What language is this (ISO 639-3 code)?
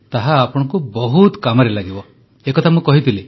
ori